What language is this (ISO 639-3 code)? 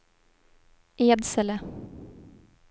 swe